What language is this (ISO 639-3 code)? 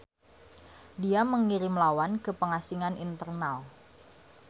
sun